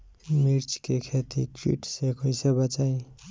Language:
Bhojpuri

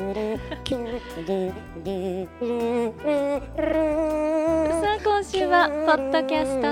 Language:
Japanese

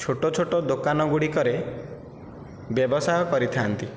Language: Odia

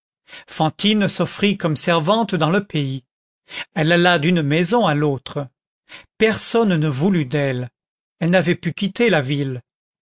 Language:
French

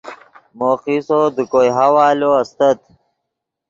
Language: Yidgha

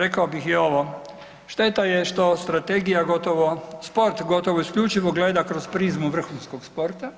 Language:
Croatian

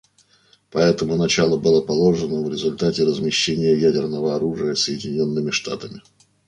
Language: Russian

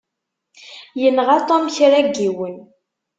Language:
Kabyle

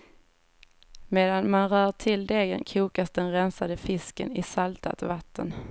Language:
Swedish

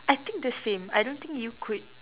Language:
English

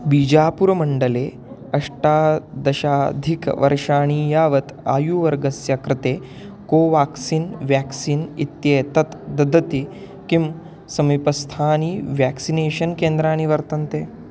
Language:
Sanskrit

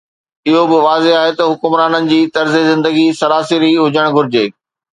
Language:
Sindhi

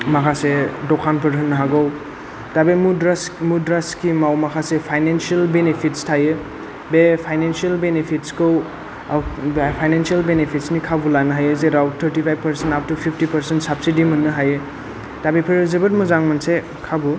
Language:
Bodo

